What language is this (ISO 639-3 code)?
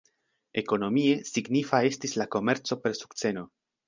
epo